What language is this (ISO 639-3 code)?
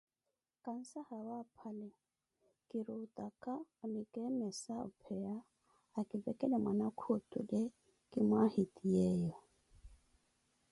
eko